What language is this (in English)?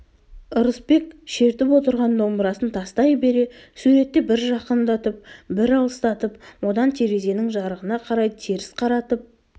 Kazakh